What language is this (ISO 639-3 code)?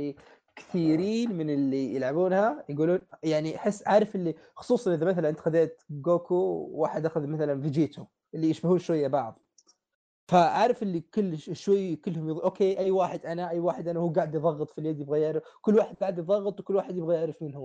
ara